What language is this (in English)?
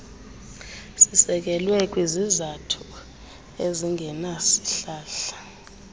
Xhosa